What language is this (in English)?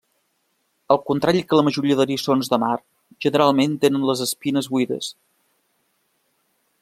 Catalan